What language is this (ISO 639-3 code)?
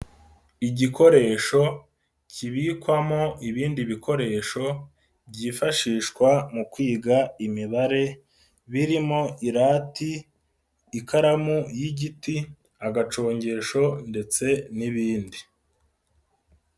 kin